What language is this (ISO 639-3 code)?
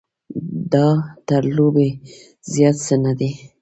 pus